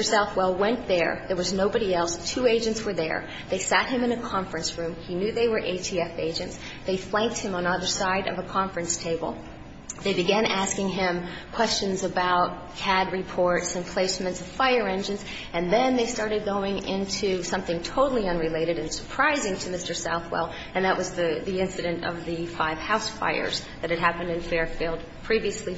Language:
English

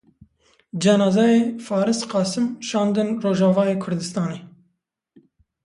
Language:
Kurdish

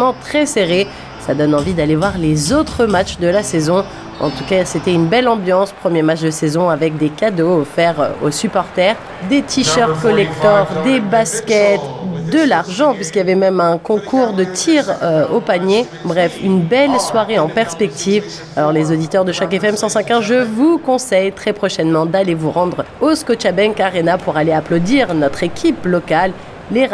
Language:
French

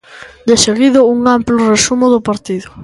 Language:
Galician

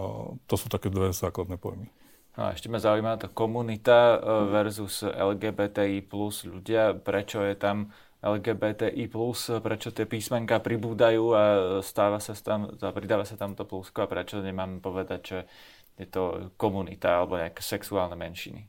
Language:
Slovak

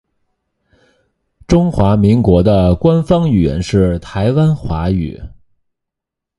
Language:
Chinese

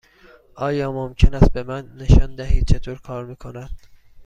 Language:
Persian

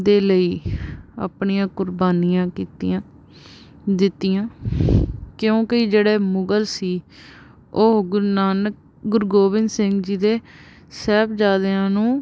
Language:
Punjabi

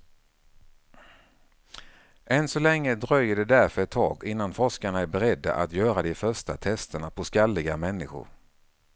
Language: Swedish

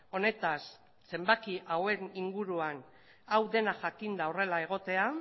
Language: Basque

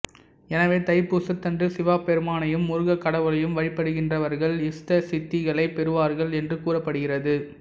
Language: Tamil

